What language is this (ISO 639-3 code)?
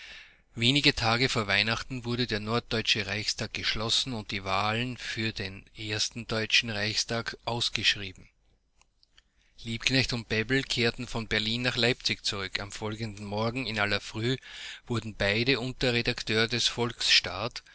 deu